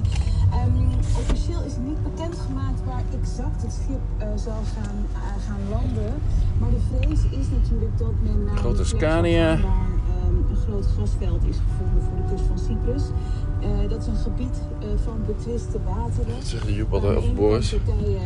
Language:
Dutch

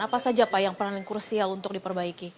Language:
Indonesian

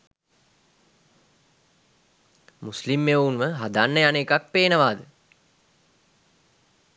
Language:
Sinhala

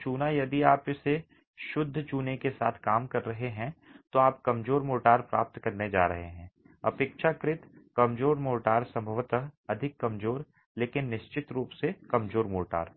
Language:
Hindi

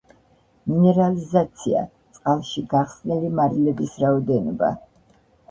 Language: Georgian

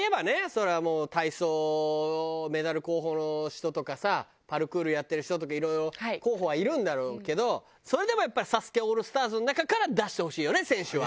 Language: Japanese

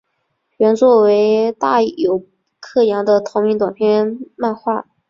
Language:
Chinese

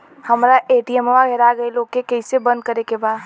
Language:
Bhojpuri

